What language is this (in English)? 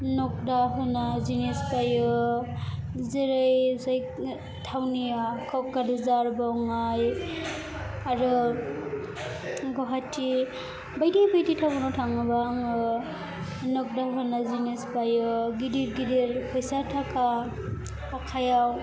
Bodo